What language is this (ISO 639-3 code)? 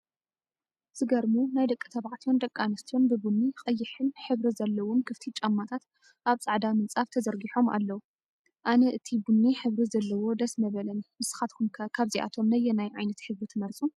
tir